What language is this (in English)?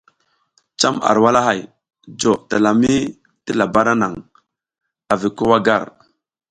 South Giziga